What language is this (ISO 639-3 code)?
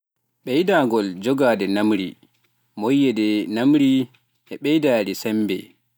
fuf